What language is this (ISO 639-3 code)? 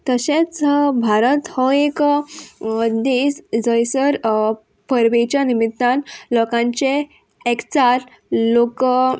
kok